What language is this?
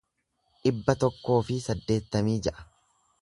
Oromo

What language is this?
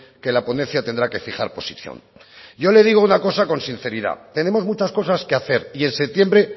Spanish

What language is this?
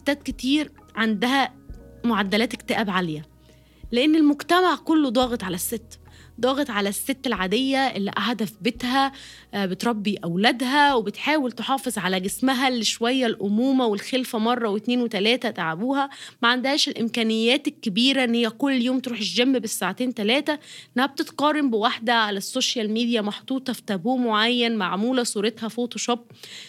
Arabic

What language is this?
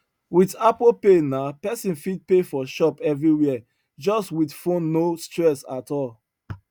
Nigerian Pidgin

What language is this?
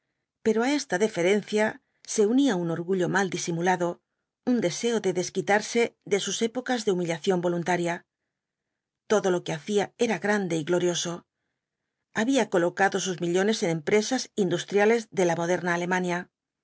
Spanish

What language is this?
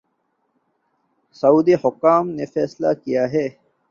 Urdu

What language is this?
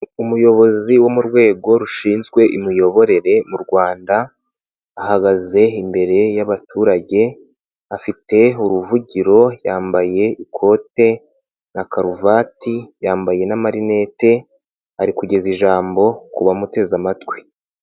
Kinyarwanda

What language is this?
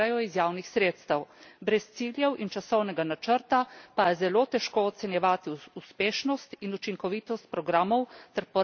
Slovenian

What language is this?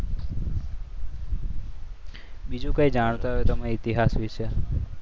Gujarati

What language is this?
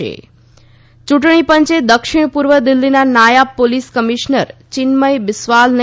Gujarati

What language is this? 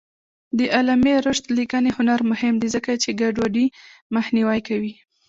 Pashto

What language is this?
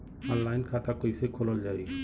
Bhojpuri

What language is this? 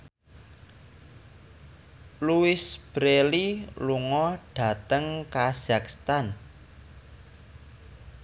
Javanese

